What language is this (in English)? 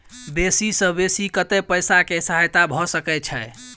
Maithili